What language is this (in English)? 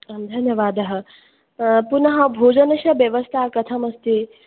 Sanskrit